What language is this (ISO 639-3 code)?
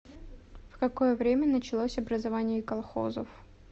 rus